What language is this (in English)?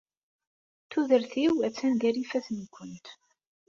Kabyle